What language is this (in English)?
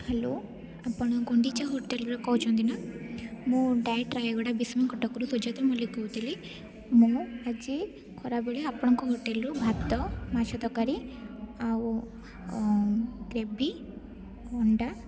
Odia